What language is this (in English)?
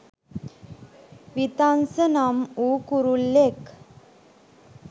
Sinhala